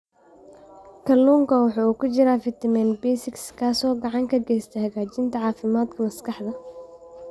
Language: Somali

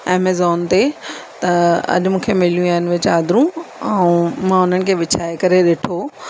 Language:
Sindhi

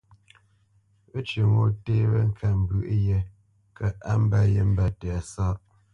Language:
Bamenyam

